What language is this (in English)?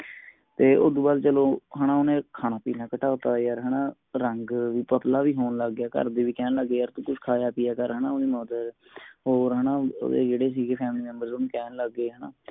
Punjabi